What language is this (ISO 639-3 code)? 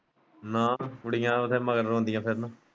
pan